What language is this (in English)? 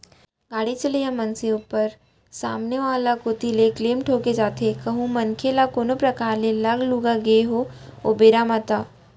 Chhattisgarhi